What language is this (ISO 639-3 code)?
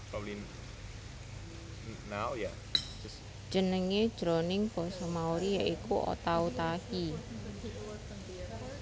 jav